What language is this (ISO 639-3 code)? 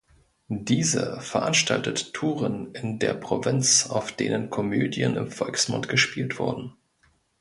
deu